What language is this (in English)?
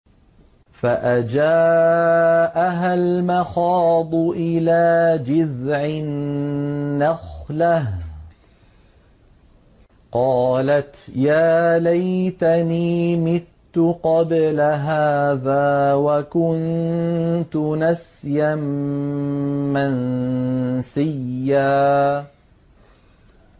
Arabic